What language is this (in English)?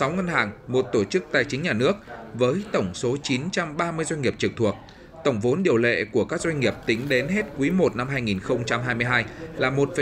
Vietnamese